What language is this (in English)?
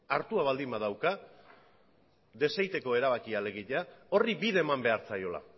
Basque